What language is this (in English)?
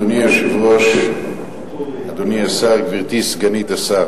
Hebrew